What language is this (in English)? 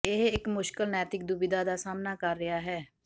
Punjabi